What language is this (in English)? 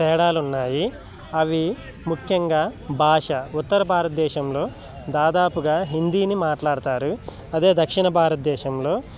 Telugu